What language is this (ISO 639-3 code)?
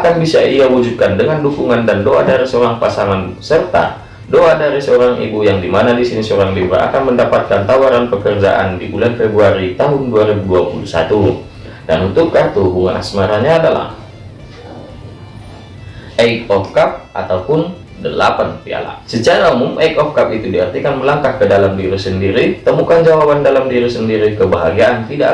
ind